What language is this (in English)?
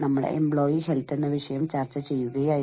Malayalam